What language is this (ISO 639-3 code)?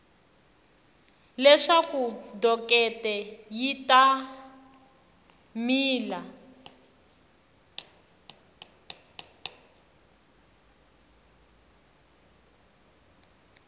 tso